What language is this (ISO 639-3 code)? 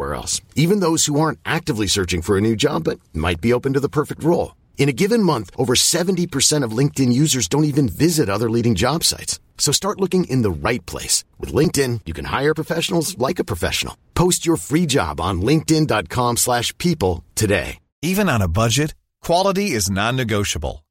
fas